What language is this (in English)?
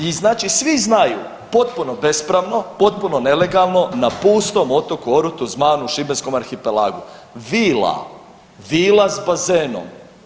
Croatian